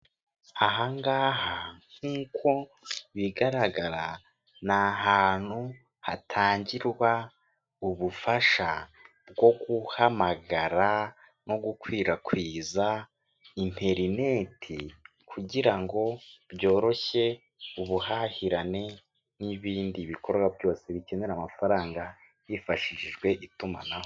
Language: Kinyarwanda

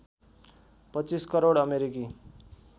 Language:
Nepali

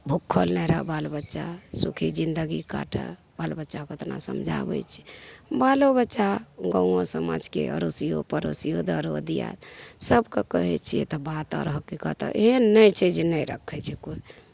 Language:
Maithili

